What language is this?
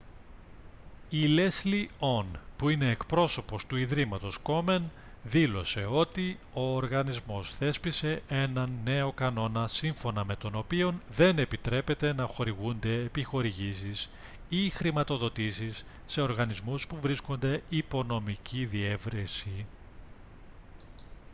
Greek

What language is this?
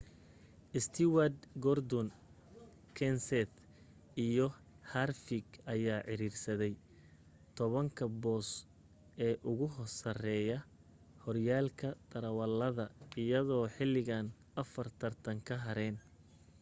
Somali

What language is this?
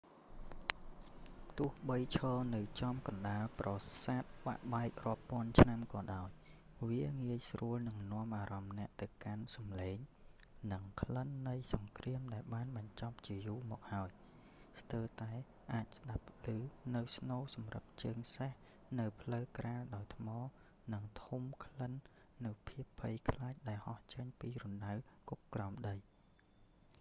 Khmer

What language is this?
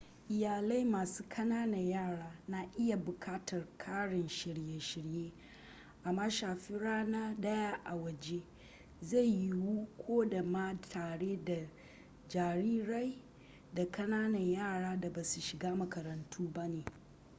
Hausa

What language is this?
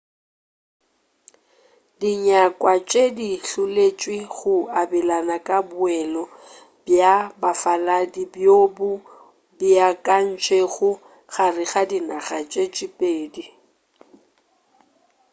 Northern Sotho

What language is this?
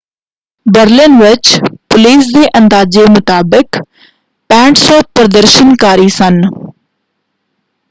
Punjabi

